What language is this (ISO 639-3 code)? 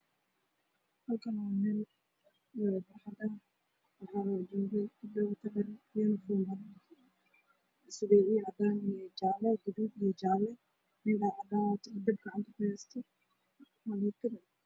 som